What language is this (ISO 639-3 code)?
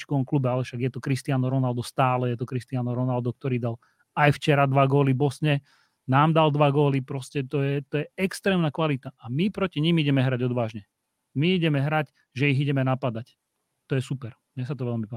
slk